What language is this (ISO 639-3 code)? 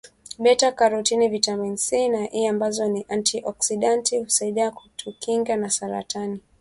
swa